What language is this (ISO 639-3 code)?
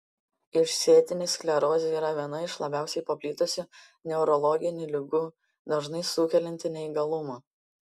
lit